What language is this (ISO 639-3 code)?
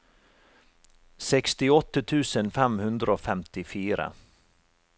nor